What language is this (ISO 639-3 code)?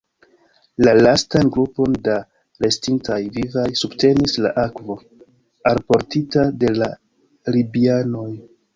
epo